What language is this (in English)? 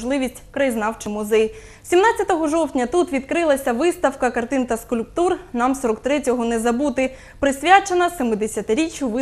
Ukrainian